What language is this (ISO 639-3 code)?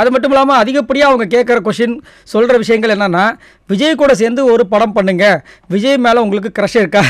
tam